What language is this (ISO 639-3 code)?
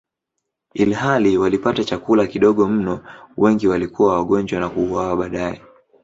swa